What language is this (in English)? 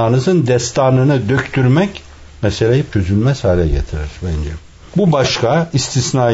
Turkish